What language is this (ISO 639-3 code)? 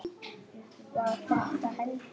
isl